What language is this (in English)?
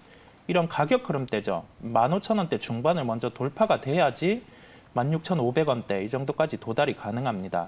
Korean